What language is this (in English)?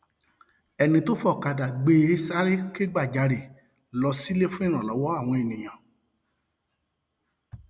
Yoruba